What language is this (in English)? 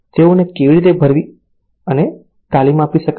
Gujarati